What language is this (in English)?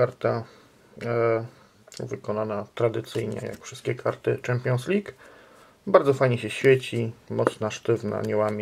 Polish